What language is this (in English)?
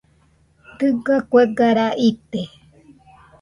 Nüpode Huitoto